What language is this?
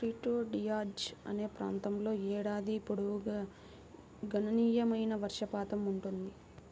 Telugu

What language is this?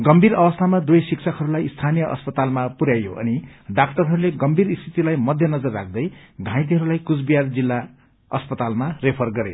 Nepali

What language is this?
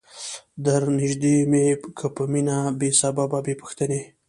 Pashto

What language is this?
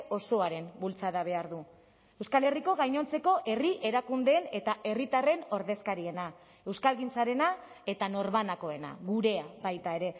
Basque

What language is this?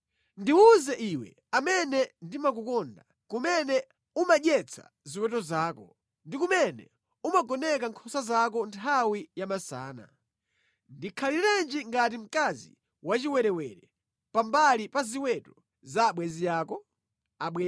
Nyanja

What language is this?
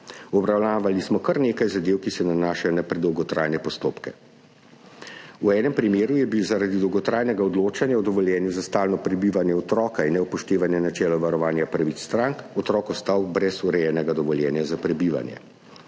Slovenian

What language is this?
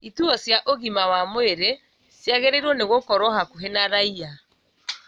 Kikuyu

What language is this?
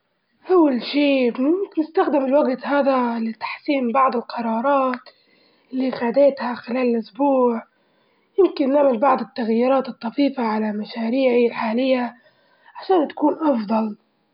Libyan Arabic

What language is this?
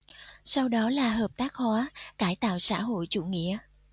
Vietnamese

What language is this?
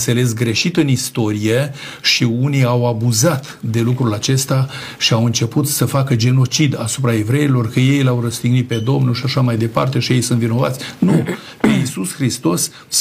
Romanian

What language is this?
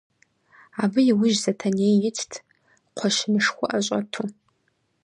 Kabardian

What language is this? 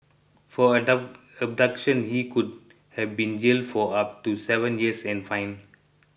English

